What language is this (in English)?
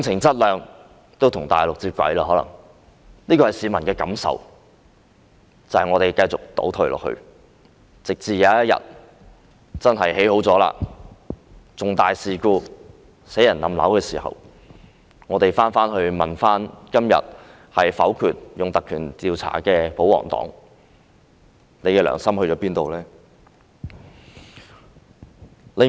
Cantonese